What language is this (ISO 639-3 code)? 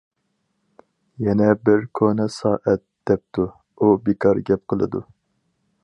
uig